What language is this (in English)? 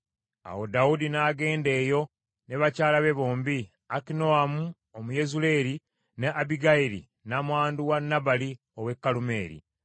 Ganda